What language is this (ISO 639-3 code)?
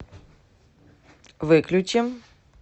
rus